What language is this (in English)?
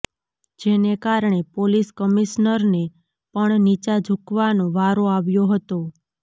Gujarati